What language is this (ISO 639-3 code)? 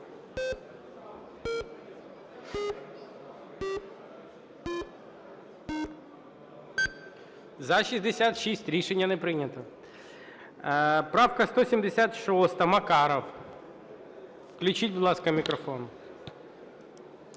ukr